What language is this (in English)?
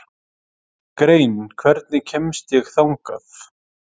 Icelandic